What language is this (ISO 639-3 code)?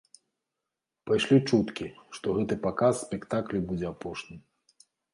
bel